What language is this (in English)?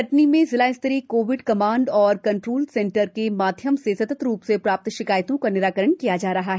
Hindi